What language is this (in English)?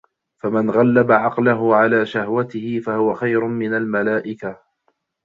Arabic